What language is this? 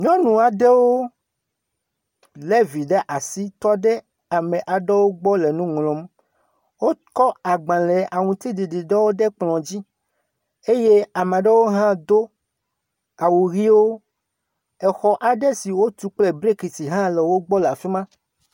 Ewe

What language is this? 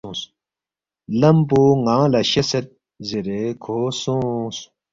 Balti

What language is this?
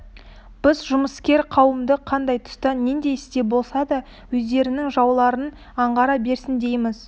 Kazakh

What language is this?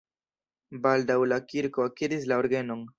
Esperanto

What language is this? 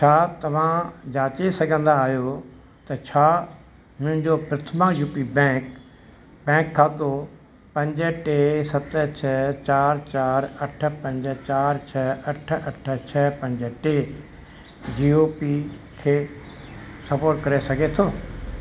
Sindhi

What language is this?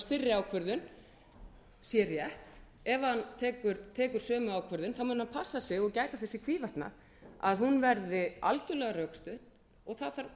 Icelandic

